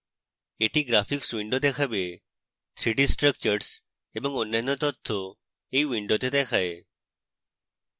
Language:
Bangla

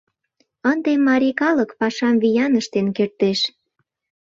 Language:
Mari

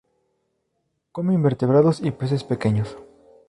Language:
Spanish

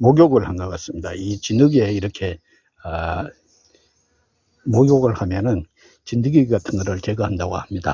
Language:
Korean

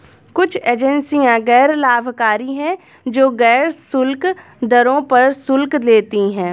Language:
Hindi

